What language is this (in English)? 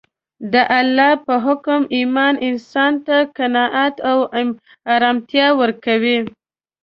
Pashto